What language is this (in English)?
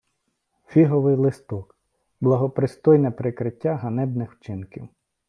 Ukrainian